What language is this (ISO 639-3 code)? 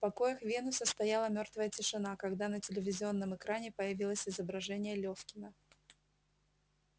rus